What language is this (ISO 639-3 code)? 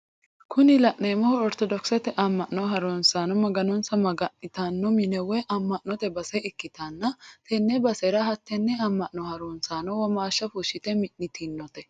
sid